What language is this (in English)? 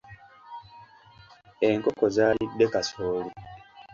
Ganda